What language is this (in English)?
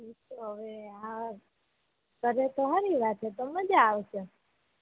Gujarati